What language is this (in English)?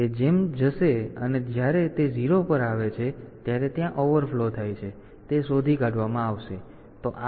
Gujarati